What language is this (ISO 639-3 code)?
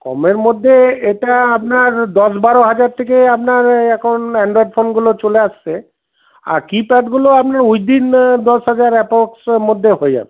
ben